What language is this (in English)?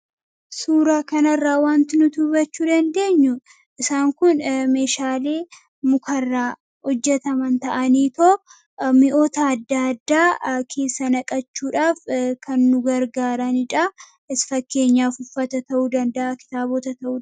Oromo